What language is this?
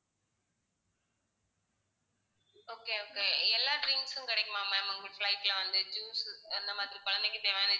Tamil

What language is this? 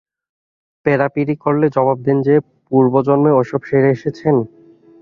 Bangla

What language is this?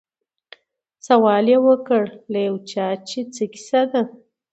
Pashto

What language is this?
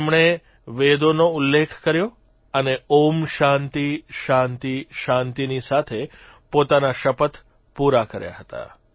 Gujarati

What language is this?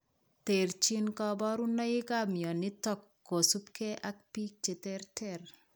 Kalenjin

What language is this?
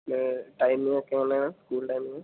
Malayalam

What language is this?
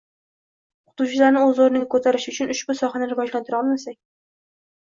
Uzbek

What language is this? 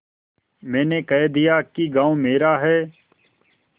Hindi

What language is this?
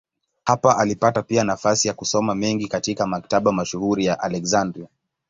Swahili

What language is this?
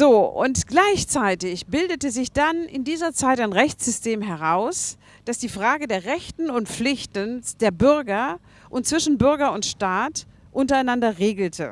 German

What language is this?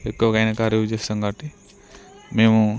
Telugu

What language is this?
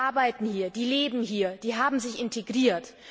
German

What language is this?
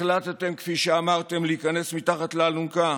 Hebrew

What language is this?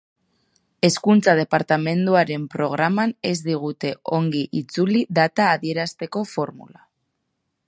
Basque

